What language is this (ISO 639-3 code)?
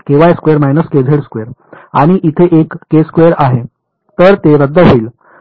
mar